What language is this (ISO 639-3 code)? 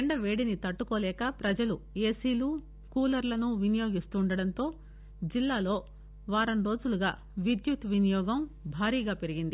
tel